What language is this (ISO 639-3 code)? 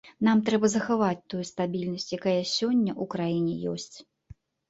bel